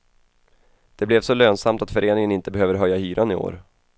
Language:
Swedish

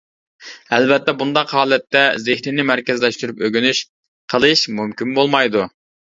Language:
Uyghur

